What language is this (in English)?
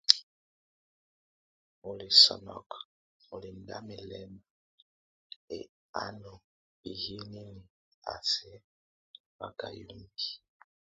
Tunen